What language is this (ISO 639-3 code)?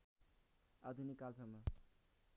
nep